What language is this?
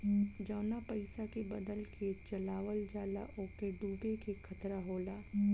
Bhojpuri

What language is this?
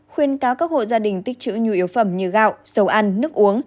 Vietnamese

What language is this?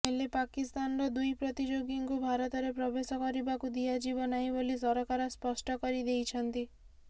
Odia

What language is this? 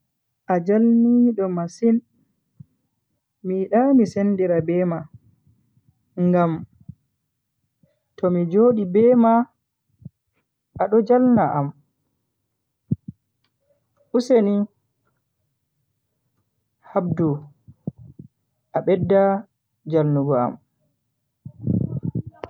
Bagirmi Fulfulde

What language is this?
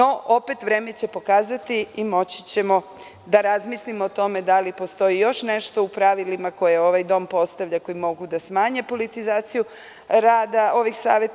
Serbian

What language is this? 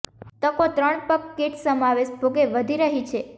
Gujarati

